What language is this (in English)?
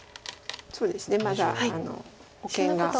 Japanese